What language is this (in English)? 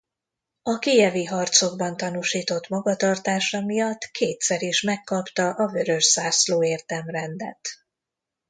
Hungarian